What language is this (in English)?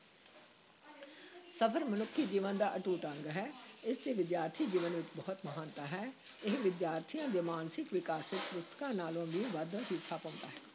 Punjabi